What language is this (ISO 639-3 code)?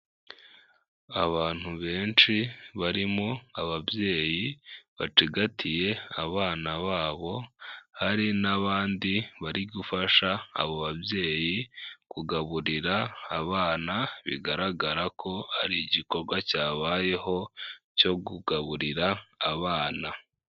kin